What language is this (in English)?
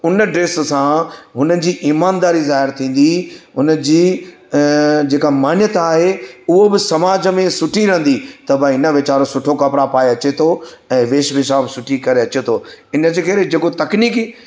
Sindhi